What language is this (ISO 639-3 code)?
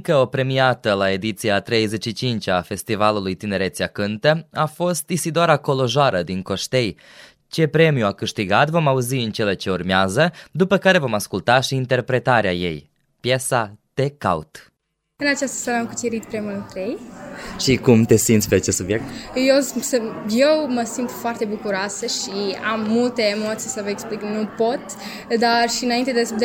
ron